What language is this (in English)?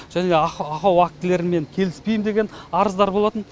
Kazakh